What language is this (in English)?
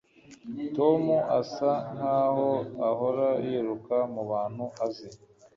Kinyarwanda